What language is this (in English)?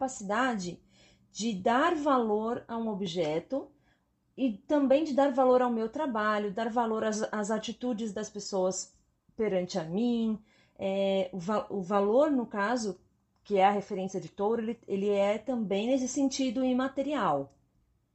Portuguese